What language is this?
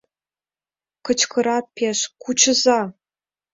Mari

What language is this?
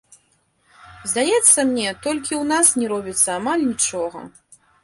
Belarusian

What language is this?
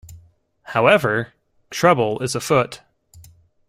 English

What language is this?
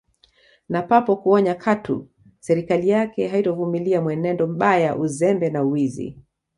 Swahili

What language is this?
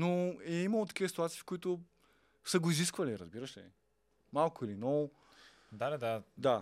Bulgarian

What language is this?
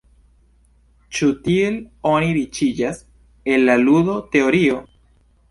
Esperanto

